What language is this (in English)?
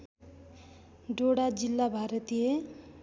Nepali